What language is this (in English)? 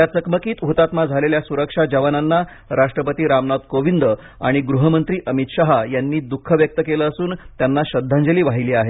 Marathi